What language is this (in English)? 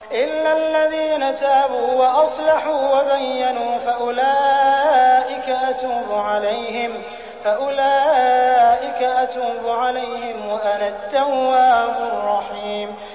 Arabic